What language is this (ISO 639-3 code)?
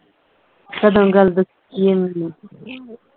pan